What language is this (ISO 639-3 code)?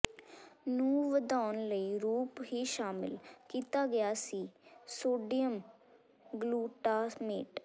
pan